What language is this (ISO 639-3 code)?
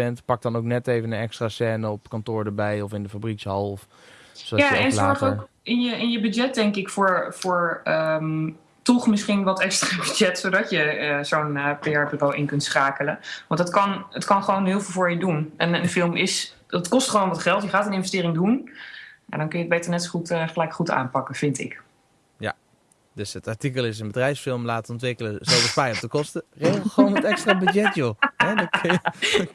nld